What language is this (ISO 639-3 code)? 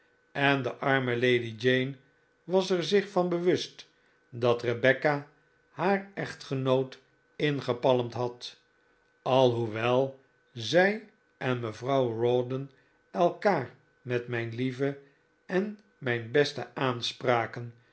nld